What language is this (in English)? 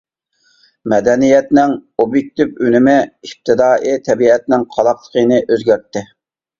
Uyghur